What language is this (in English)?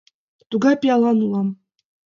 Mari